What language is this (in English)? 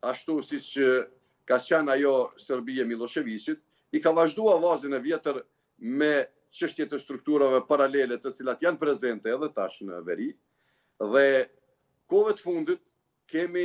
Romanian